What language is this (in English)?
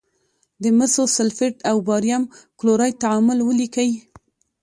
Pashto